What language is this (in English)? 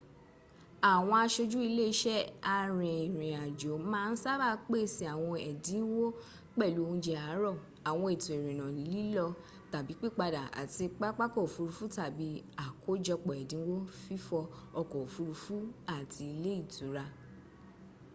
Yoruba